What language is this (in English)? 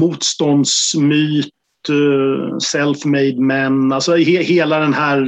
Swedish